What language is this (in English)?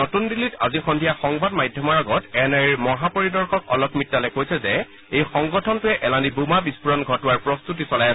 Assamese